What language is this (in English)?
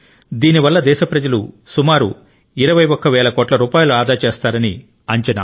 Telugu